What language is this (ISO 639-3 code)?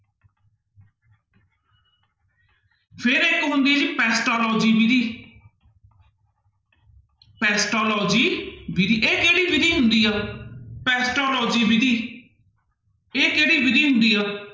pan